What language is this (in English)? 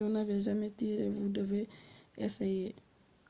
Fula